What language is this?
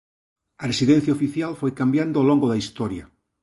Galician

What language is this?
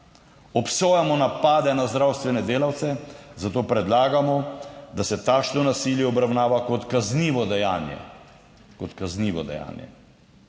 Slovenian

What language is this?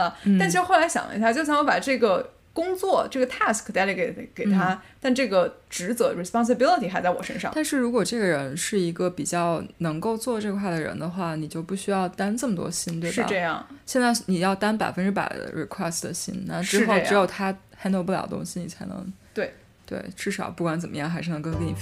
Chinese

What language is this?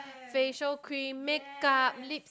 English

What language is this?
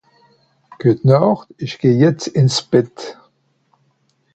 Swiss German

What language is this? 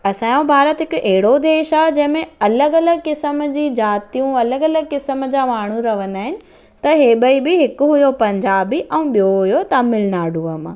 Sindhi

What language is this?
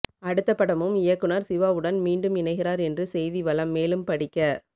Tamil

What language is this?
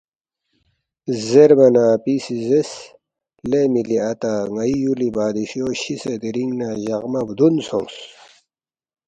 Balti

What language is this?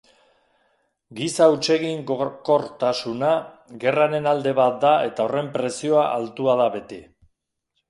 Basque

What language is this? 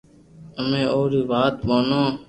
Loarki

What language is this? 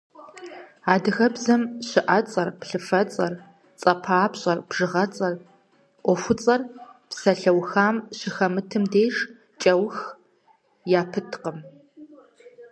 Kabardian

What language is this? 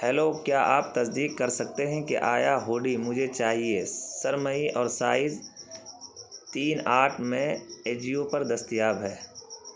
Urdu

